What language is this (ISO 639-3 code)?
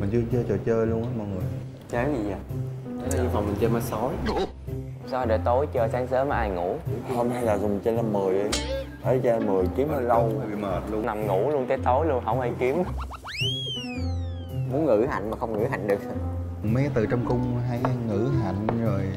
vie